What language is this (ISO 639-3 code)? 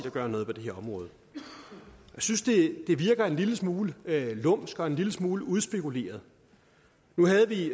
dan